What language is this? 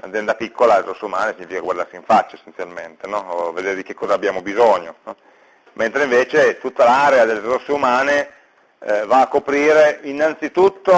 Italian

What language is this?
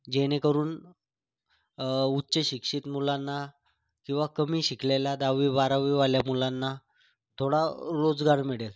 Marathi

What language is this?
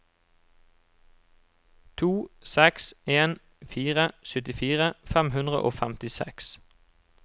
Norwegian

